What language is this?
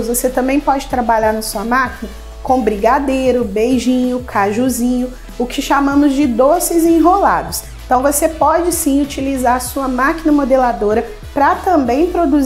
Portuguese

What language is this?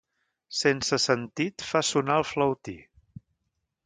Catalan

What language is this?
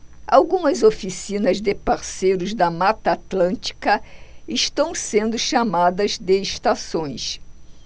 Portuguese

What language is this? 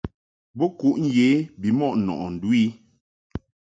Mungaka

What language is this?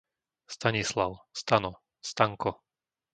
Slovak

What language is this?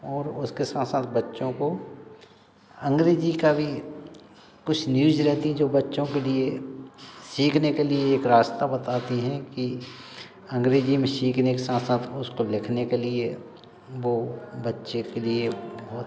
Hindi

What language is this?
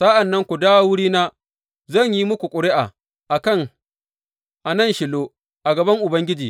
Hausa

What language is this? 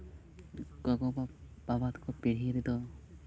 Santali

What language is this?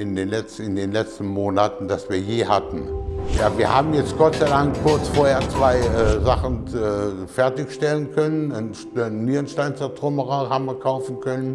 German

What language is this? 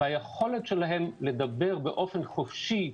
Hebrew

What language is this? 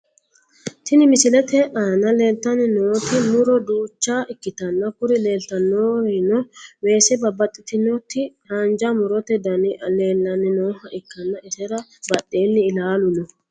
Sidamo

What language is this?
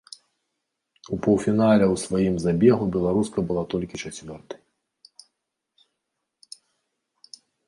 Belarusian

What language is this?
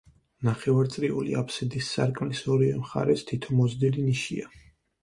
Georgian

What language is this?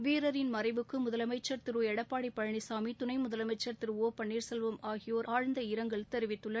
Tamil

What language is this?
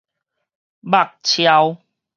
Min Nan Chinese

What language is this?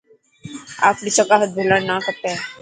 Dhatki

